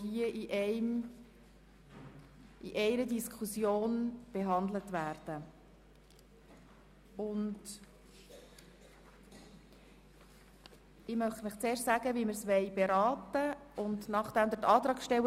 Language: Swiss German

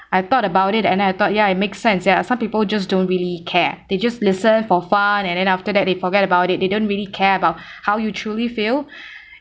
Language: English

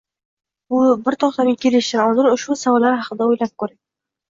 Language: Uzbek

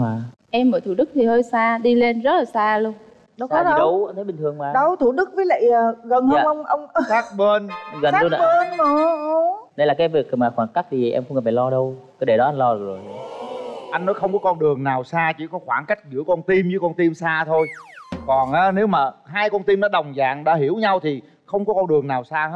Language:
Vietnamese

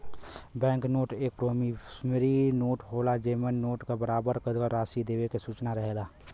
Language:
Bhojpuri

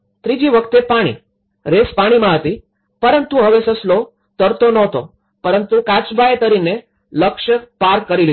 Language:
Gujarati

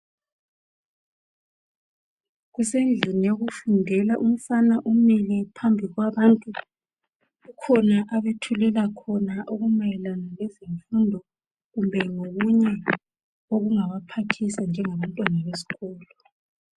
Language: North Ndebele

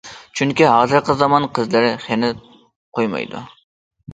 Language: Uyghur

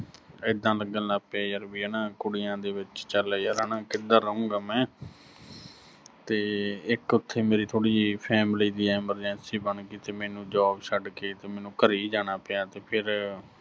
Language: Punjabi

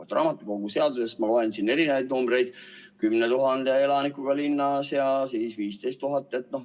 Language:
Estonian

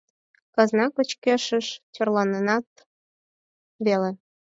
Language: Mari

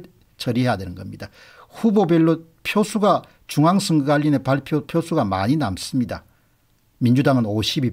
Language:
Korean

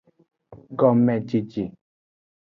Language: Aja (Benin)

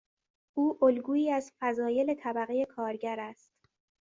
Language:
Persian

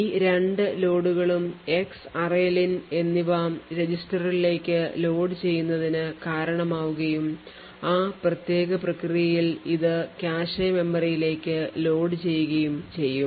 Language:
Malayalam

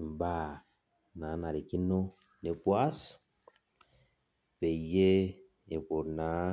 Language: Masai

